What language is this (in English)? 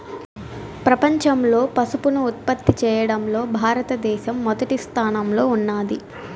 Telugu